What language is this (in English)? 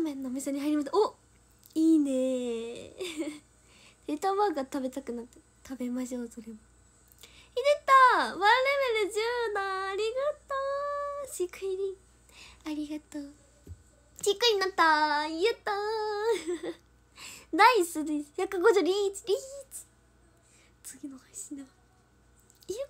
Japanese